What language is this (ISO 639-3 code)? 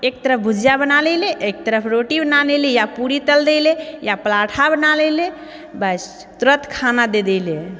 mai